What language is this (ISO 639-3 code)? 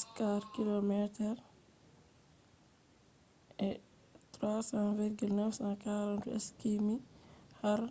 ful